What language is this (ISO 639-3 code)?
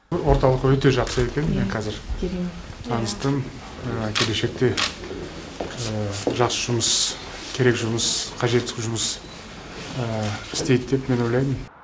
kaz